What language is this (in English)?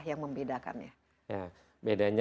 Indonesian